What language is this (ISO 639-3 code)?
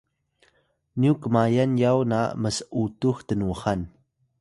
tay